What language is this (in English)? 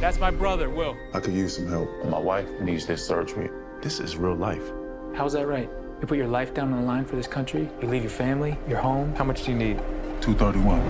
Swedish